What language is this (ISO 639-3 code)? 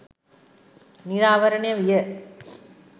sin